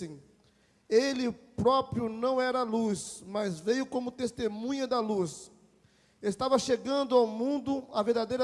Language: Portuguese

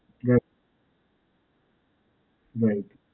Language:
Gujarati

